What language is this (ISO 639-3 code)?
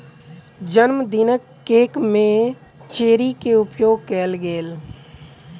mai